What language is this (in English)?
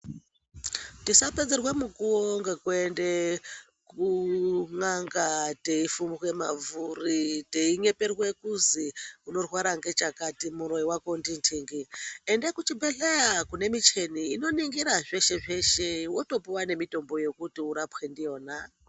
Ndau